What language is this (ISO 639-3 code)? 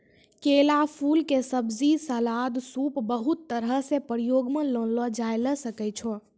mai